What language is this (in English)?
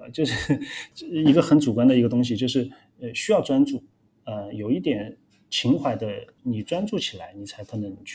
Chinese